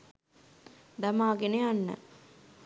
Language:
Sinhala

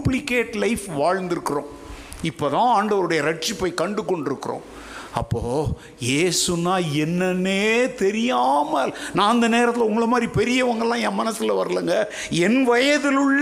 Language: Tamil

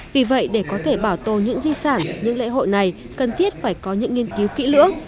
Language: Vietnamese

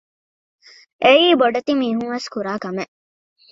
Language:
Divehi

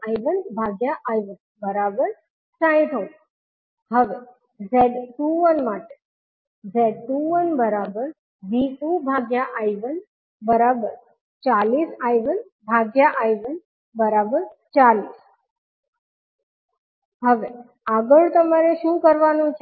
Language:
Gujarati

